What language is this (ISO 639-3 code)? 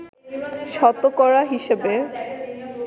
ben